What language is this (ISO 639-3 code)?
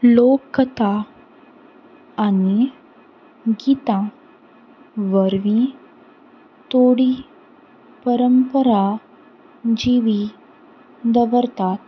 kok